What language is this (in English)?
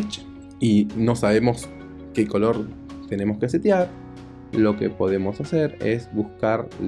Spanish